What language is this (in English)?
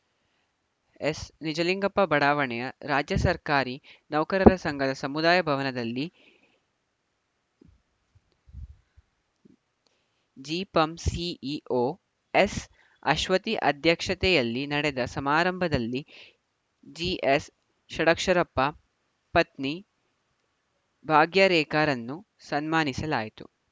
Kannada